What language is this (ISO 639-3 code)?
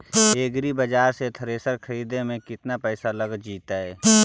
mag